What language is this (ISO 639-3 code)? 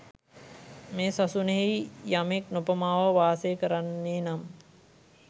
sin